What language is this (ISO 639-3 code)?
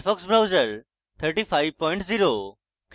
ben